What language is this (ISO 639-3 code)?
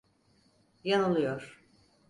tur